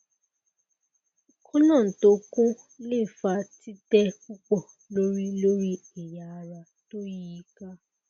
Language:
Yoruba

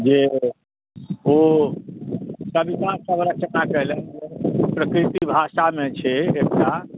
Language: Maithili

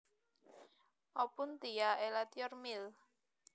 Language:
Javanese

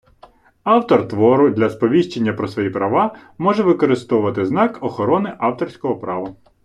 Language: Ukrainian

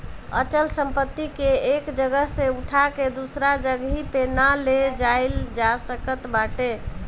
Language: Bhojpuri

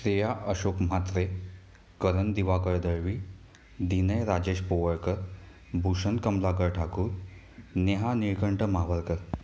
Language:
Marathi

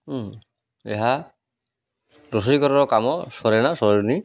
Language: Odia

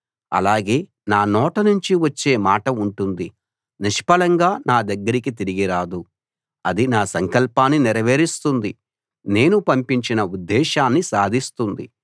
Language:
Telugu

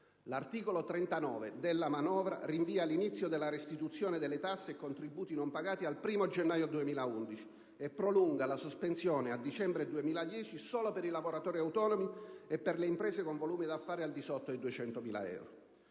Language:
Italian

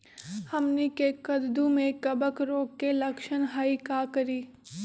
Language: Magahi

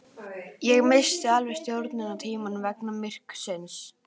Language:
Icelandic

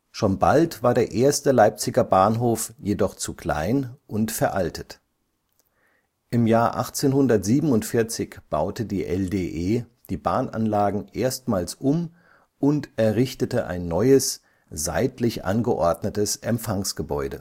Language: German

